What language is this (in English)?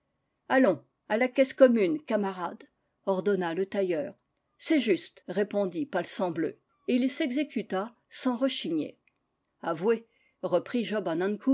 French